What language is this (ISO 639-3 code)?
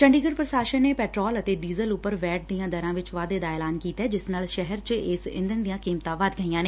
pan